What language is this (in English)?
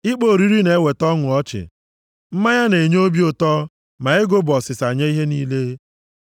Igbo